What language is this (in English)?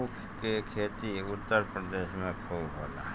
Bhojpuri